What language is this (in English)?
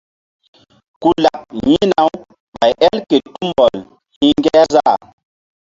Mbum